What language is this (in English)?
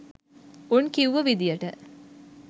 Sinhala